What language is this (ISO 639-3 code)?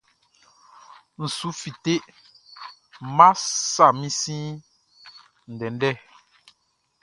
bci